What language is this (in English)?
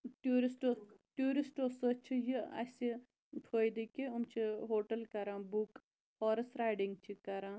Kashmiri